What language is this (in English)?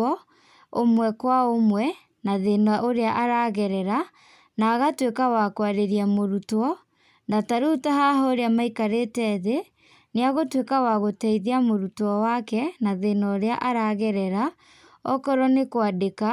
Kikuyu